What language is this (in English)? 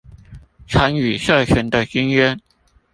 Chinese